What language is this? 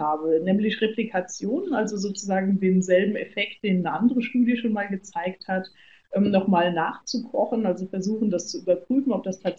German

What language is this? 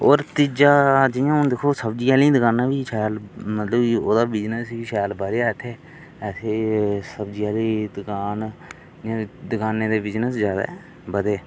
Dogri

